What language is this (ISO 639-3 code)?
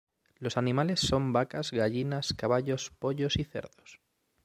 spa